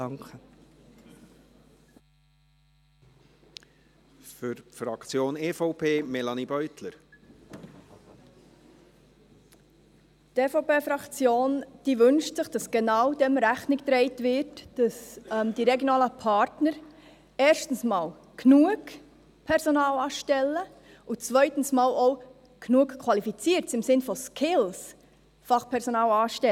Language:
Swiss German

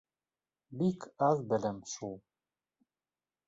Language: Bashkir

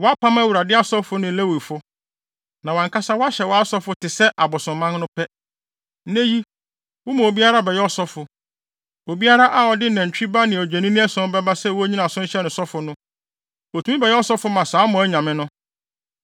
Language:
Akan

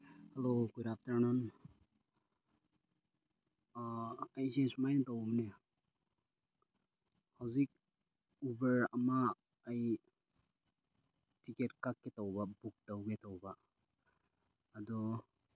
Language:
Manipuri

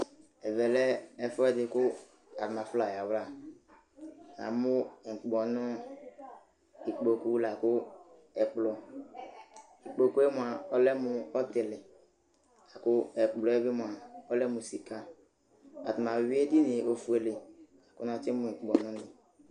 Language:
Ikposo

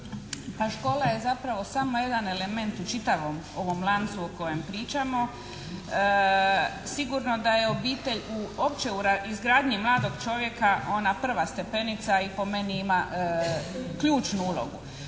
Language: Croatian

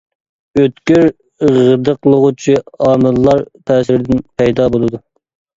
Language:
Uyghur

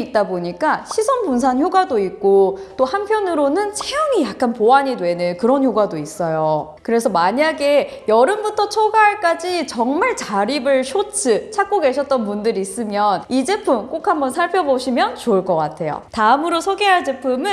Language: Korean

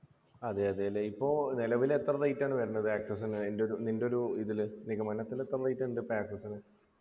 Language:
Malayalam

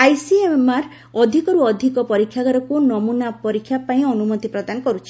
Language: Odia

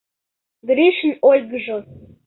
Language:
Mari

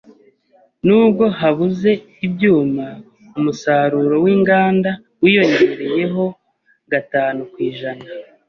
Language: Kinyarwanda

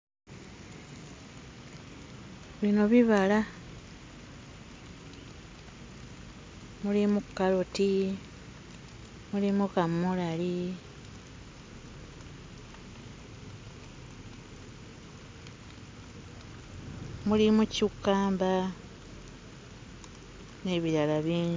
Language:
Ganda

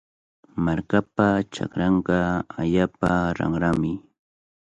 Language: Cajatambo North Lima Quechua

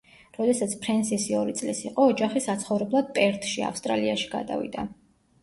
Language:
Georgian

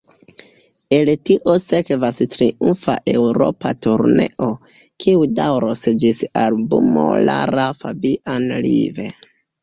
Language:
Esperanto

